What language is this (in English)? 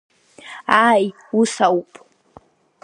Abkhazian